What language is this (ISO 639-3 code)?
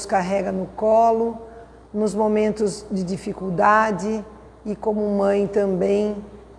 por